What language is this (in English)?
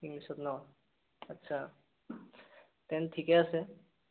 Assamese